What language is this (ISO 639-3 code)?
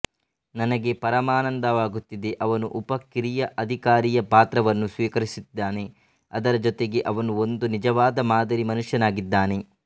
kan